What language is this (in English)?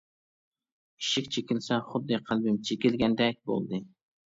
Uyghur